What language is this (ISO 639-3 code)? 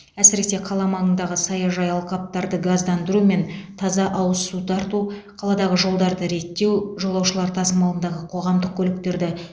kaz